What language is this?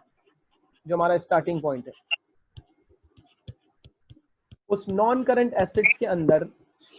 Hindi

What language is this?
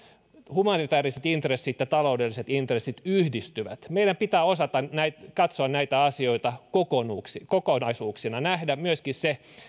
Finnish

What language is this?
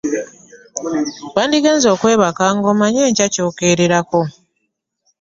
Ganda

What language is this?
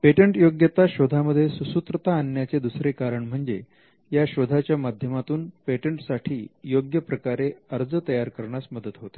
Marathi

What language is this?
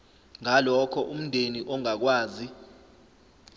Zulu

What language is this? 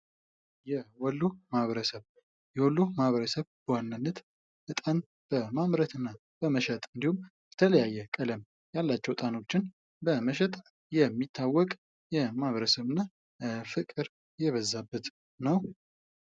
Amharic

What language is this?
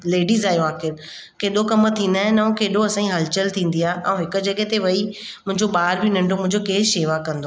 Sindhi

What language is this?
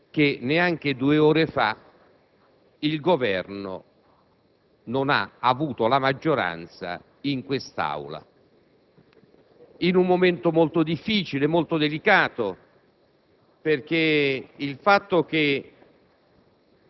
Italian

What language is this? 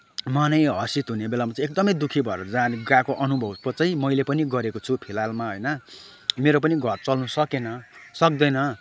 Nepali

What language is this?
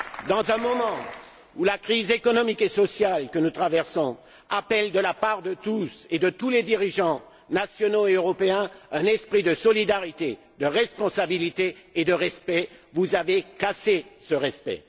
French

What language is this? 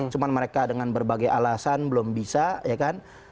Indonesian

